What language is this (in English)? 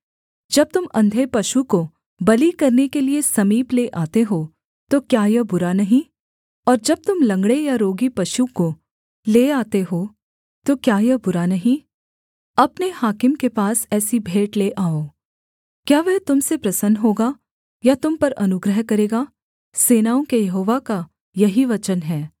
Hindi